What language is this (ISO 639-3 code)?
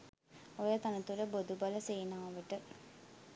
sin